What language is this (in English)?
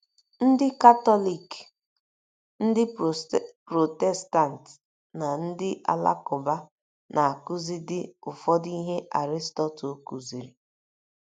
Igbo